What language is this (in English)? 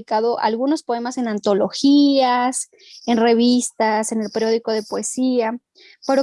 Spanish